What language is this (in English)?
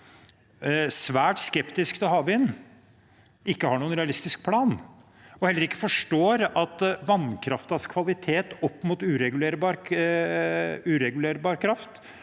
Norwegian